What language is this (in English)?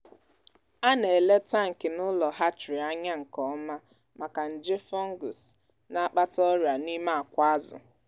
Igbo